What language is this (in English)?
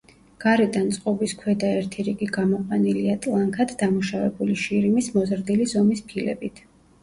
Georgian